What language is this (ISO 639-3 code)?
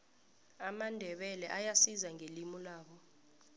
nbl